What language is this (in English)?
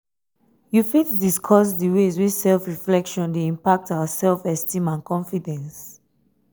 Nigerian Pidgin